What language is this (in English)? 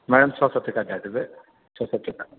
Maithili